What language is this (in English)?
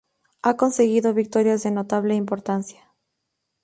Spanish